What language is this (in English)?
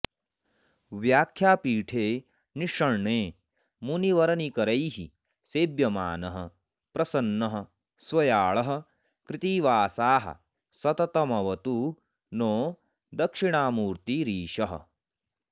Sanskrit